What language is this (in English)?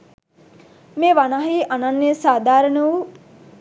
Sinhala